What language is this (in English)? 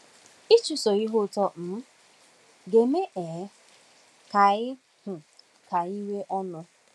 Igbo